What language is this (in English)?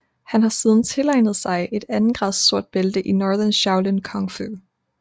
Danish